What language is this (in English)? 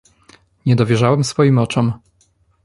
Polish